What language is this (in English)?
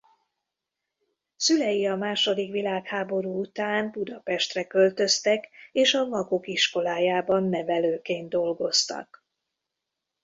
Hungarian